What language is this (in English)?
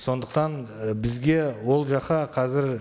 Kazakh